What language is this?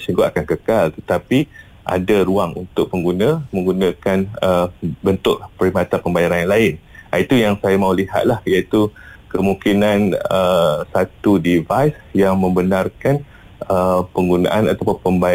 Malay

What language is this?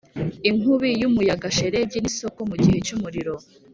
Kinyarwanda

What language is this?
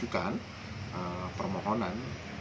Indonesian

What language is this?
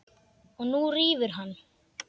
Icelandic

